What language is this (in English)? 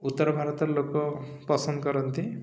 Odia